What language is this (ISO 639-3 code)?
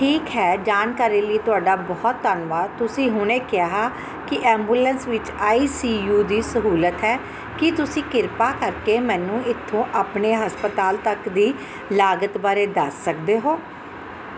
pan